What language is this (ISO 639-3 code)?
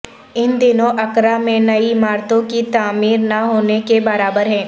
urd